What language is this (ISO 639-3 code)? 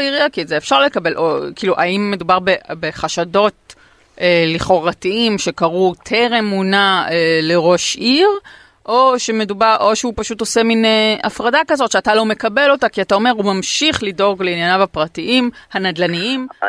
heb